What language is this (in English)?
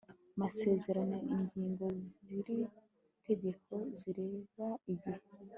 Kinyarwanda